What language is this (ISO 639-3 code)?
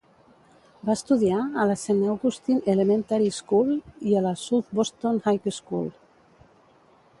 cat